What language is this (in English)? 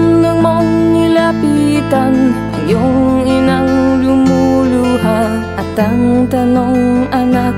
Indonesian